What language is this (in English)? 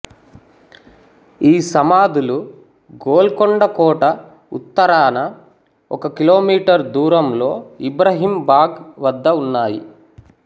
Telugu